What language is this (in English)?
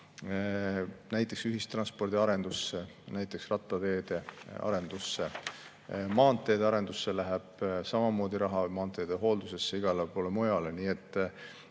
Estonian